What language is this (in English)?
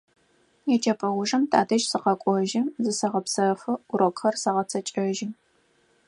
Adyghe